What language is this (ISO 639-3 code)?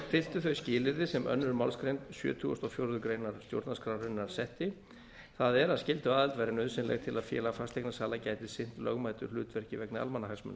isl